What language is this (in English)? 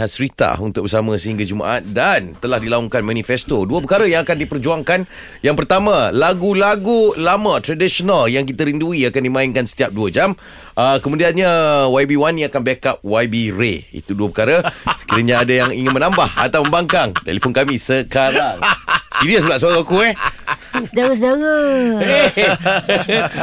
Malay